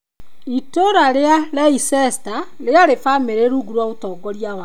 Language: Kikuyu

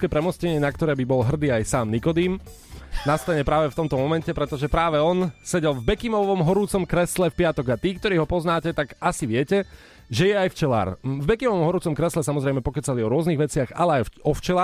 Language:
Slovak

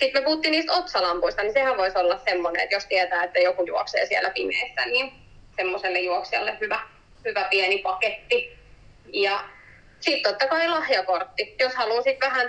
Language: Finnish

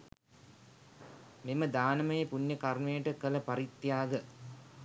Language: Sinhala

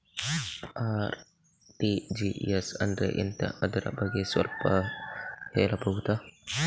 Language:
Kannada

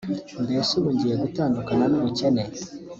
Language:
Kinyarwanda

